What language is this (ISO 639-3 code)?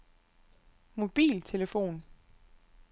dan